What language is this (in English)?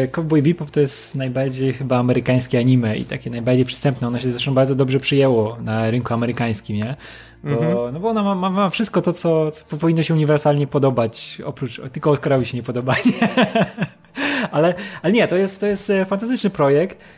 Polish